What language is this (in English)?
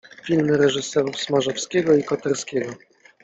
Polish